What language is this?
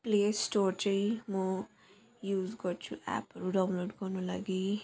Nepali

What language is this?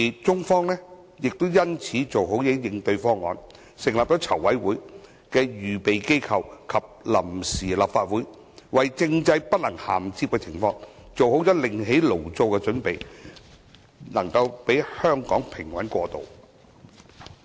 Cantonese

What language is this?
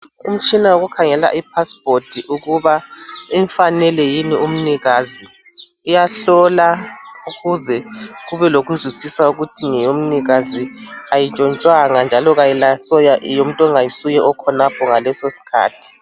North Ndebele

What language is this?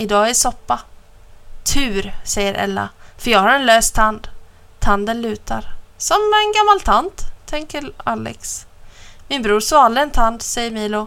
Swedish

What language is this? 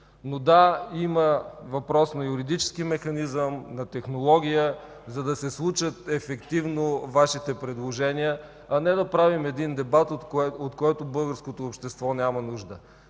Bulgarian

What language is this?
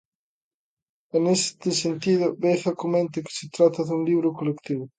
Galician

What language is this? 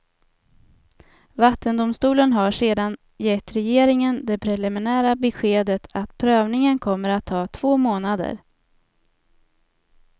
Swedish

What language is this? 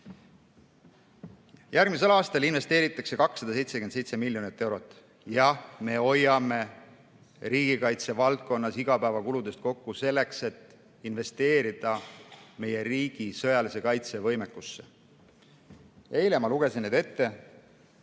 Estonian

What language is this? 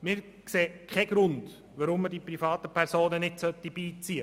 Swiss German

